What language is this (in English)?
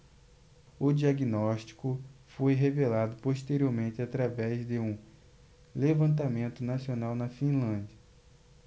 Portuguese